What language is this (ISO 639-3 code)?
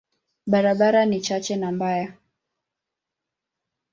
swa